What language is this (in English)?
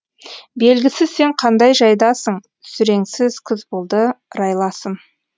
Kazakh